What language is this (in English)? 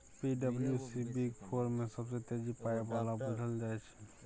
Maithili